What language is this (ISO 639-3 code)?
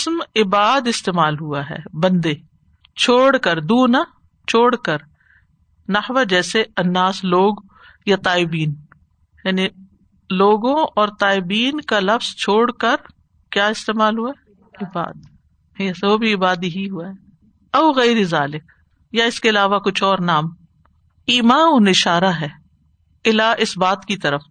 urd